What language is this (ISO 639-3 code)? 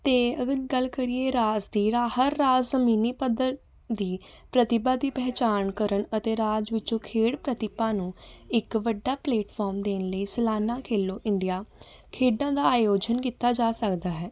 pan